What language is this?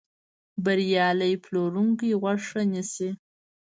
Pashto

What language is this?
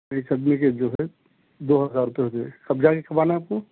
Urdu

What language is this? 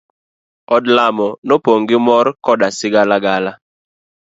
Luo (Kenya and Tanzania)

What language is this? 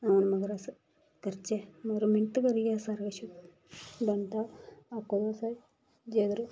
Dogri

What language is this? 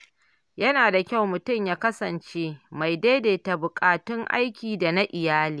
Hausa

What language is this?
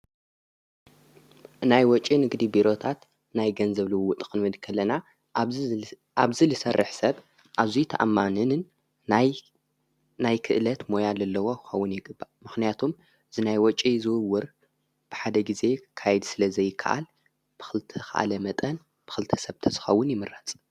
Tigrinya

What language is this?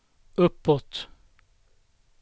Swedish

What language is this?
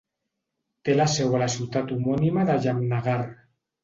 Catalan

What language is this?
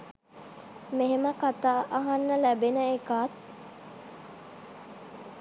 Sinhala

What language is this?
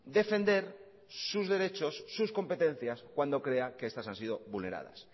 Spanish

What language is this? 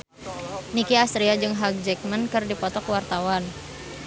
Sundanese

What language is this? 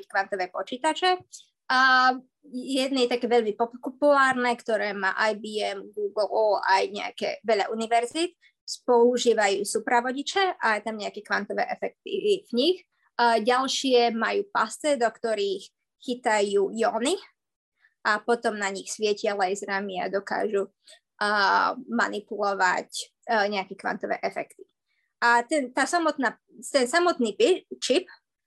Slovak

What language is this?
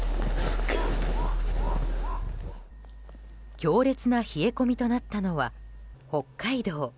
Japanese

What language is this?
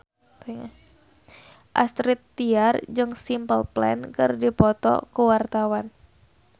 Sundanese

